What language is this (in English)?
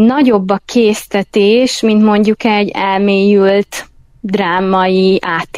Hungarian